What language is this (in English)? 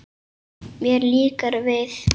Icelandic